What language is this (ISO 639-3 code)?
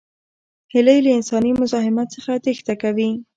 pus